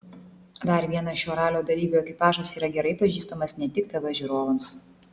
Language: Lithuanian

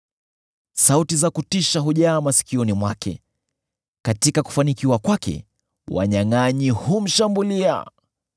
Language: Swahili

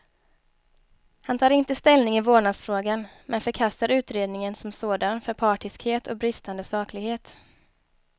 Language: Swedish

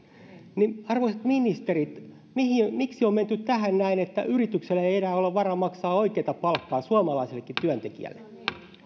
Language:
Finnish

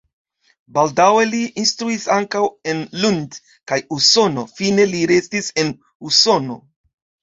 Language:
Esperanto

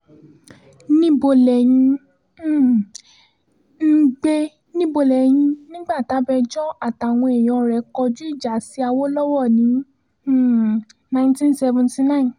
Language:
Yoruba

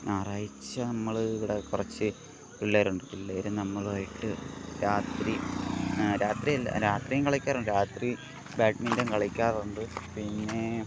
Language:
Malayalam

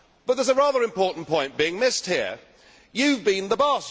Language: English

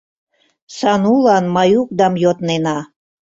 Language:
Mari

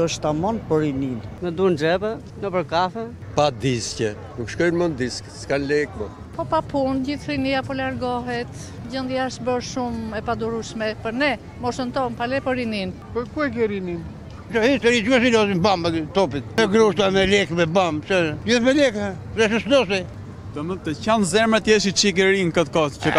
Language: Romanian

